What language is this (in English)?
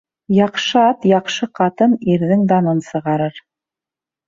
Bashkir